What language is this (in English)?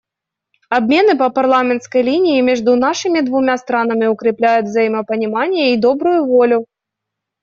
Russian